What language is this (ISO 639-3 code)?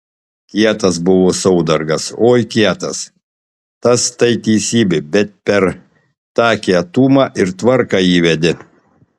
lit